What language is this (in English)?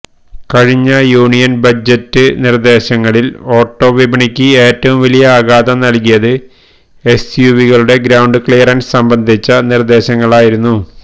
Malayalam